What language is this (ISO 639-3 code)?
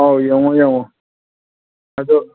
mni